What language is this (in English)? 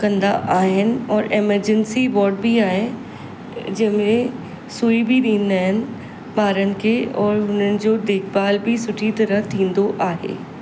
Sindhi